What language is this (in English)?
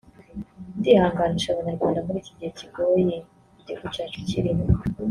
Kinyarwanda